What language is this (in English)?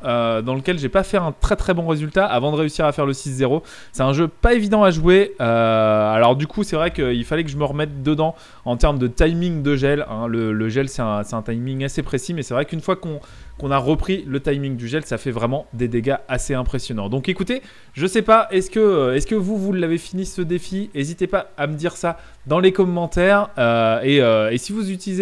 French